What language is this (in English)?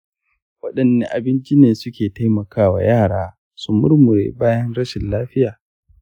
Hausa